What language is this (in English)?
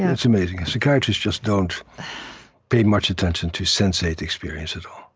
English